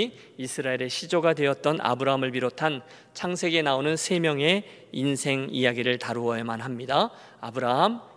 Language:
Korean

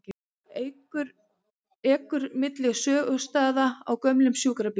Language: Icelandic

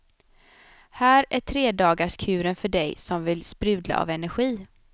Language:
Swedish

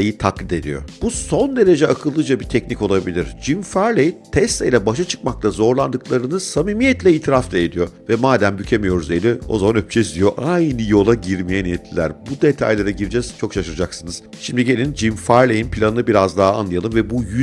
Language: Turkish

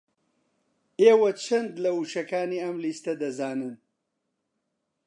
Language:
Central Kurdish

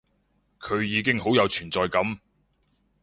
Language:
Cantonese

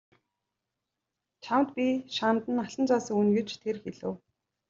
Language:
Mongolian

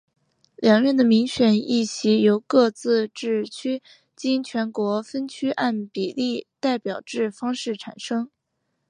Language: Chinese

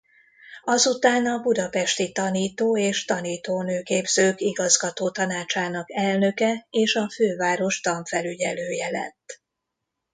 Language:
Hungarian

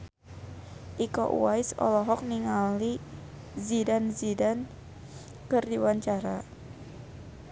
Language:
Sundanese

